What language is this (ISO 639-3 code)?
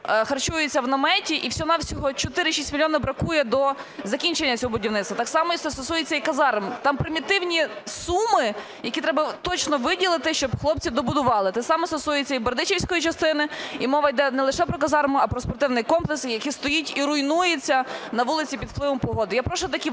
ukr